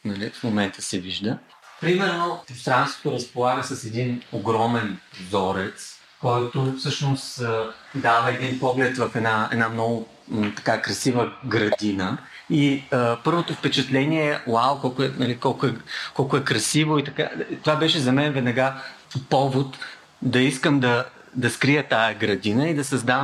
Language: Bulgarian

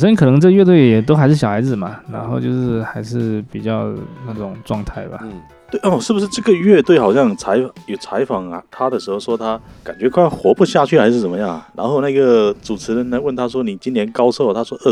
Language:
Chinese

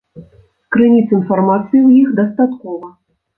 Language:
Belarusian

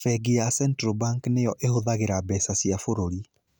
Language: Kikuyu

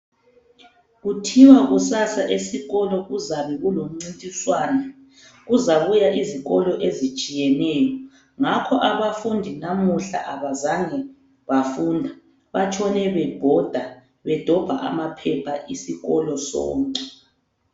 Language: North Ndebele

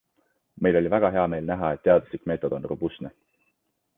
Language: Estonian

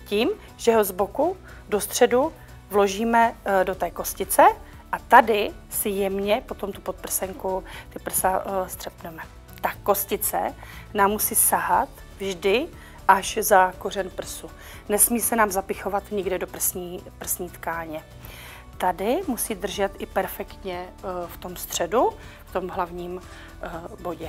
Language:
Czech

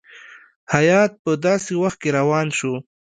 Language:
Pashto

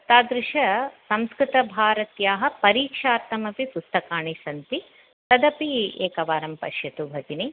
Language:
Sanskrit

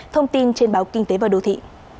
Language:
Vietnamese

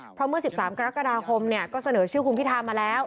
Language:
Thai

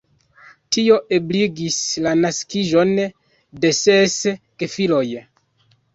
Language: Esperanto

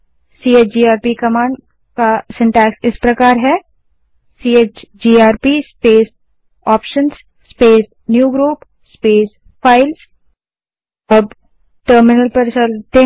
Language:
Hindi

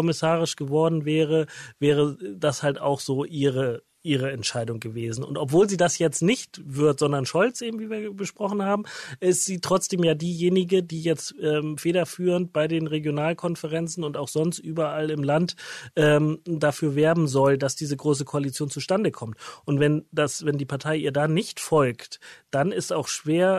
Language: German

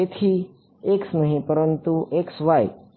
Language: Gujarati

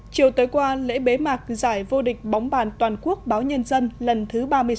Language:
Vietnamese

